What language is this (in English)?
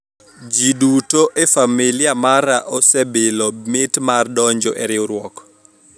Luo (Kenya and Tanzania)